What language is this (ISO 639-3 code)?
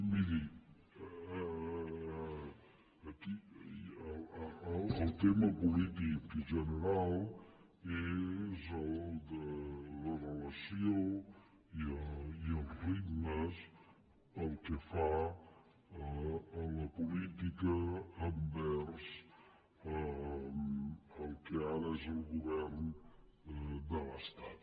cat